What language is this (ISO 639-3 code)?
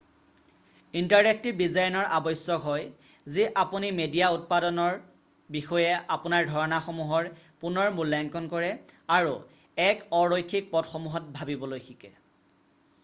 asm